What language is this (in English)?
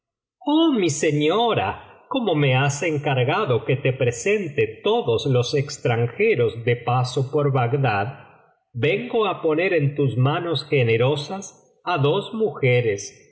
Spanish